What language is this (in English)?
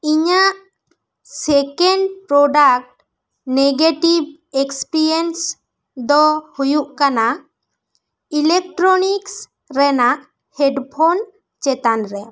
Santali